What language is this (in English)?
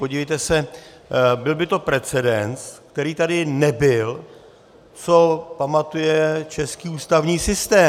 Czech